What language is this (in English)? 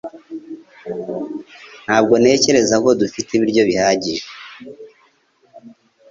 Kinyarwanda